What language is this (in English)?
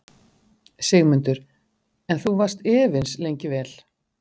Icelandic